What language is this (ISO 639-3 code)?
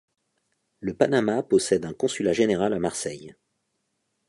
fra